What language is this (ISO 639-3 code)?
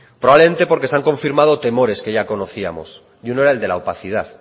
spa